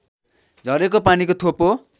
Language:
Nepali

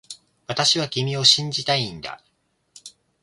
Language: Japanese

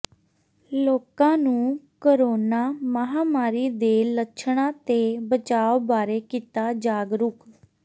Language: Punjabi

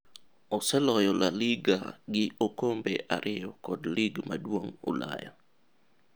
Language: Luo (Kenya and Tanzania)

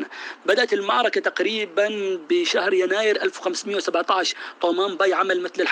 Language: Arabic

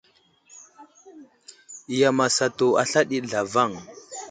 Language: Wuzlam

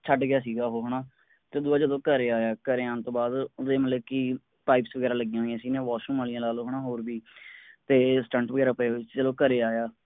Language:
Punjabi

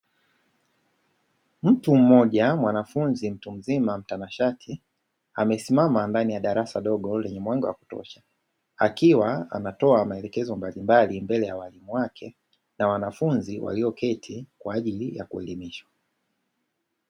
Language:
Swahili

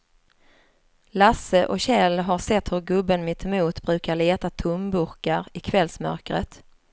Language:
Swedish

